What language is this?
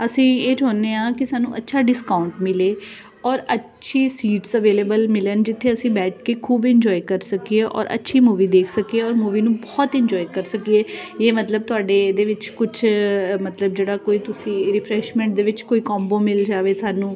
Punjabi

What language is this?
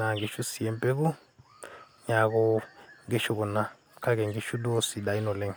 Masai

